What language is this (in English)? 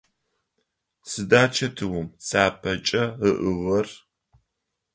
Adyghe